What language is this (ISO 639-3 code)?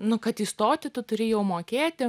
lit